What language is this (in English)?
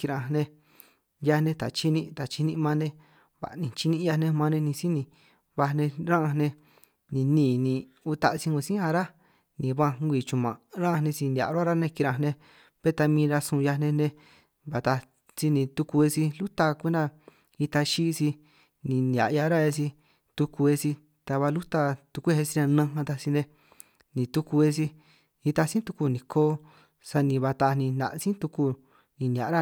San Martín Itunyoso Triqui